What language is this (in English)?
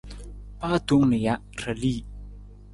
Nawdm